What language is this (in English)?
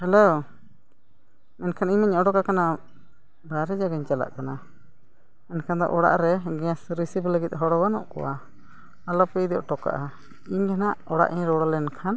Santali